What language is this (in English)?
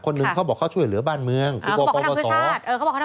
Thai